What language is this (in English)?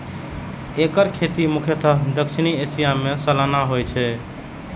Maithili